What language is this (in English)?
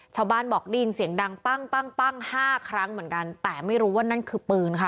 Thai